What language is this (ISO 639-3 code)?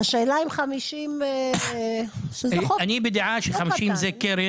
heb